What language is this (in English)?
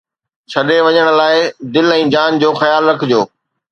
Sindhi